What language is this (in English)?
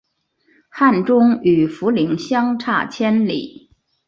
Chinese